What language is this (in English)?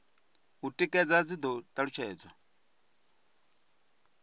Venda